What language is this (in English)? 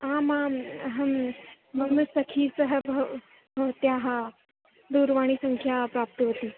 Sanskrit